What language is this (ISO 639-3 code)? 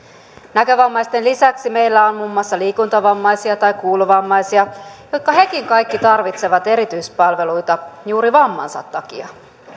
fin